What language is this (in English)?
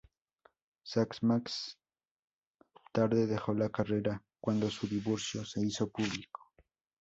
Spanish